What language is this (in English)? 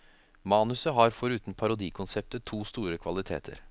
Norwegian